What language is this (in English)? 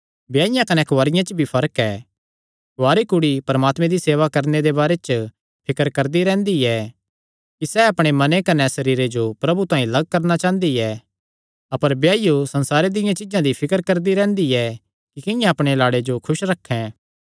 Kangri